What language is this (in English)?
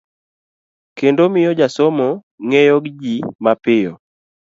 Luo (Kenya and Tanzania)